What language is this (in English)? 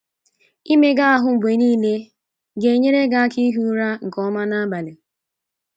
Igbo